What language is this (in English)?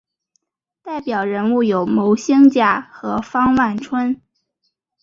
Chinese